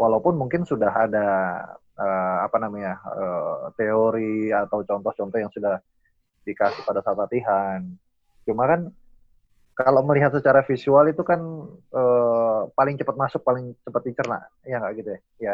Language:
Indonesian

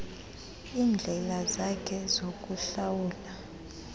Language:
Xhosa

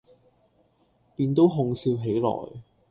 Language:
Cantonese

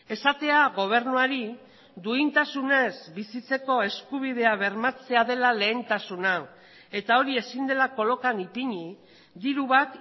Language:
Basque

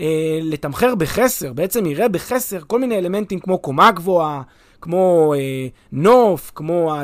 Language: Hebrew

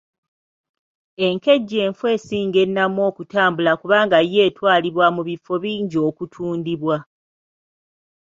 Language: Ganda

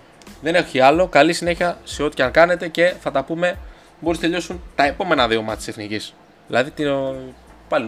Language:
Greek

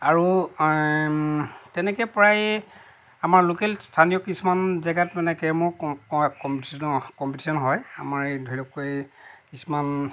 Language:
Assamese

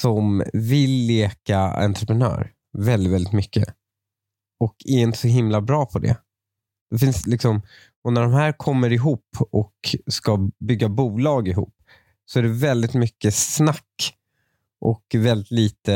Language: Swedish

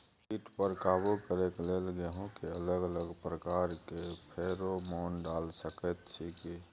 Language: Maithili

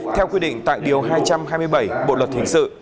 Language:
Vietnamese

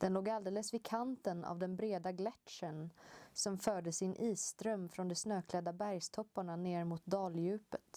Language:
Swedish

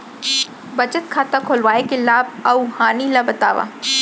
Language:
Chhattisgarhi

